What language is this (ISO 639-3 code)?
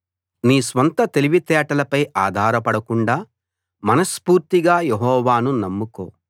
tel